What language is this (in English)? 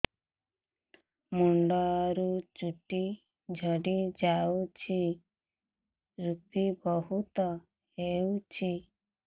Odia